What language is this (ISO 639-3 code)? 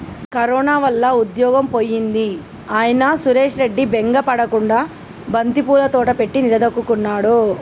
tel